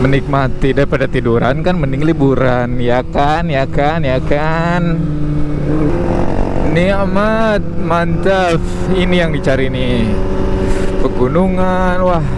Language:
Indonesian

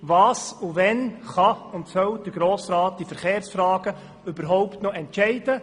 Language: Swiss German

